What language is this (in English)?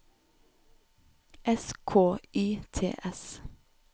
Norwegian